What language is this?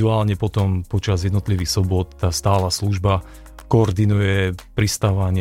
Slovak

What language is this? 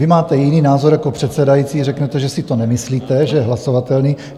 Czech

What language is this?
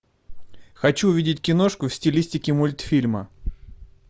Russian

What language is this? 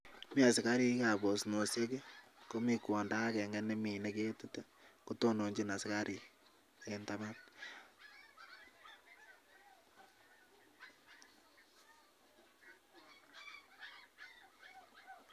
Kalenjin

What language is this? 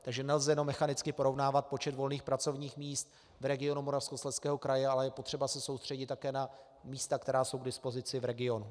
Czech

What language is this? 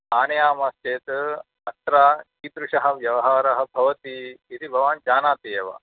Sanskrit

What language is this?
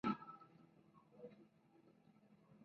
Spanish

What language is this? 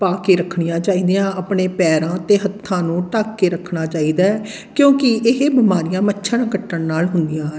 Punjabi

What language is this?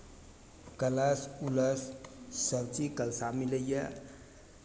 Maithili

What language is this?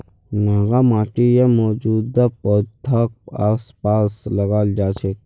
Magahi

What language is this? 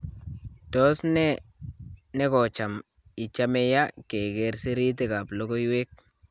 Kalenjin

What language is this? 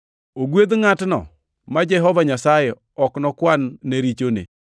Luo (Kenya and Tanzania)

